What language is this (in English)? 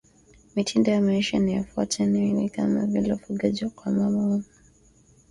Swahili